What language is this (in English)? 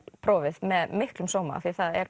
Icelandic